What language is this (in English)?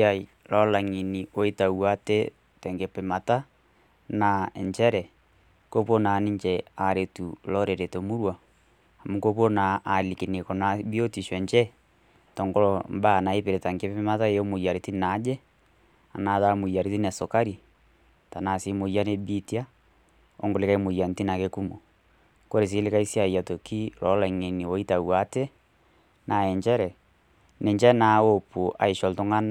Masai